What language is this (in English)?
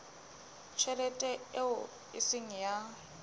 Southern Sotho